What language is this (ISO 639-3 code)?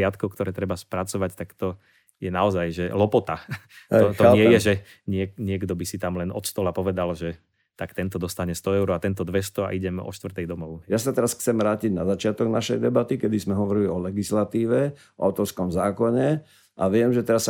slk